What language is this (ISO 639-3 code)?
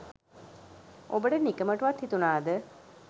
sin